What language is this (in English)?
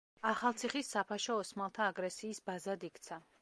Georgian